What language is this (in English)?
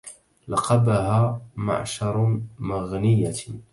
Arabic